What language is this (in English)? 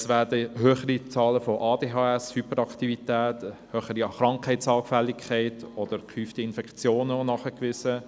Swiss German